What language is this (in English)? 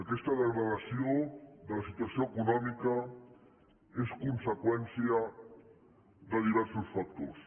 Catalan